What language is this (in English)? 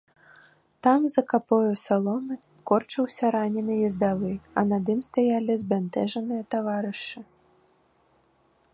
Belarusian